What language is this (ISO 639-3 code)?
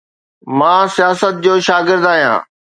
snd